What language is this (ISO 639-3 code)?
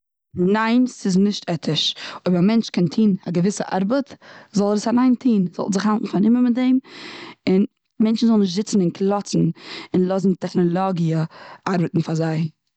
yid